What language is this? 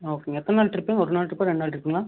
Tamil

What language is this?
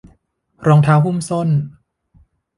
Thai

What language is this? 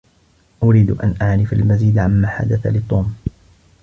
Arabic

